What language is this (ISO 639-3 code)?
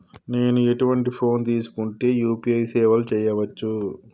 tel